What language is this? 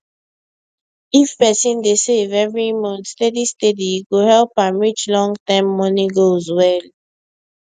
Nigerian Pidgin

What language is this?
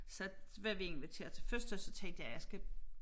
Danish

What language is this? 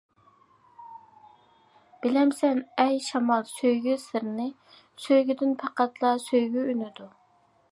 Uyghur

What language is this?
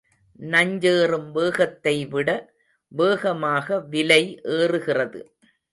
Tamil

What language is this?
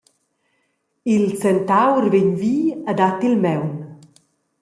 Romansh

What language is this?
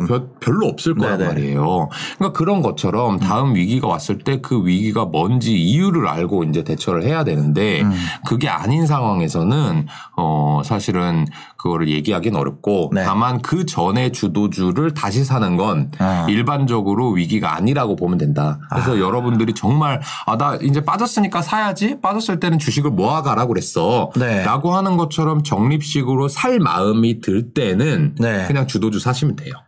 Korean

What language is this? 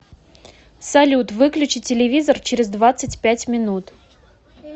Russian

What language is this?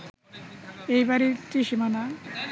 Bangla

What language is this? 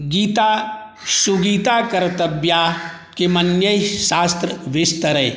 Maithili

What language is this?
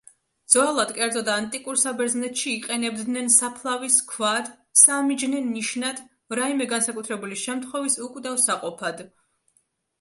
Georgian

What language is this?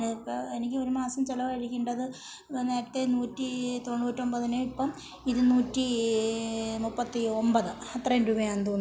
Malayalam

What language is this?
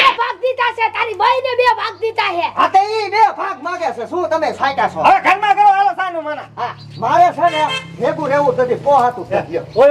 Arabic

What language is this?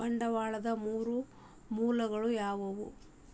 Kannada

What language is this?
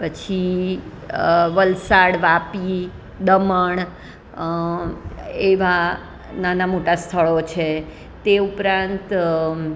Gujarati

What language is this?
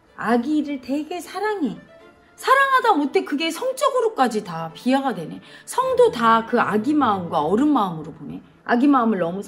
Korean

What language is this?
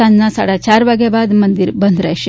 Gujarati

